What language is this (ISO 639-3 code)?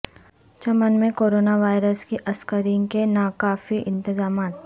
urd